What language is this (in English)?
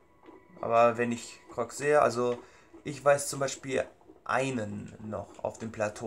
German